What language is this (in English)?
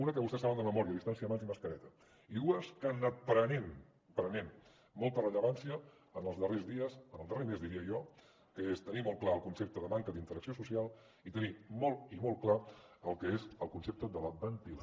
Catalan